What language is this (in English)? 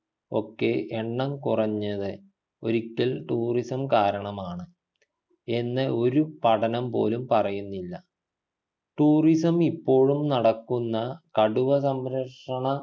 Malayalam